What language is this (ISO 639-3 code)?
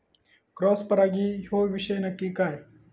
mar